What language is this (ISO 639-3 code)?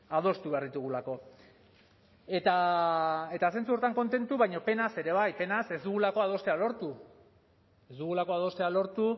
eus